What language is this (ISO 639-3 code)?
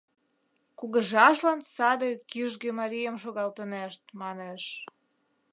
chm